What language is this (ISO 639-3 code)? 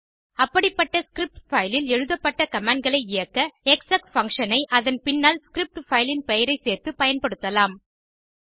tam